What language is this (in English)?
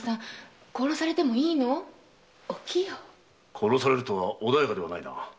Japanese